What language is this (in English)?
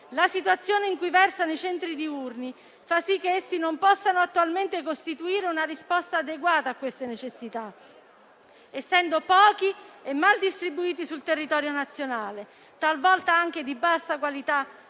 Italian